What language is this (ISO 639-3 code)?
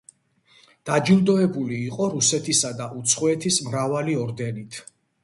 kat